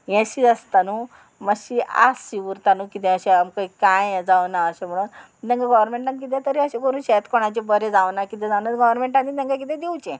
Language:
Konkani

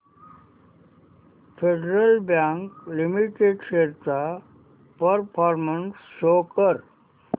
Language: Marathi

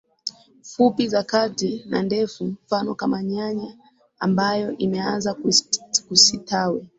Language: Swahili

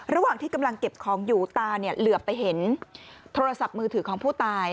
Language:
Thai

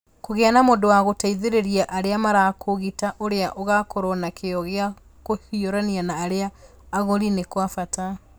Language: Kikuyu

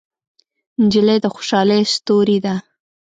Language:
Pashto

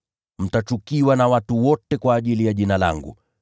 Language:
Swahili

